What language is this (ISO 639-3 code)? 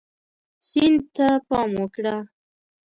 pus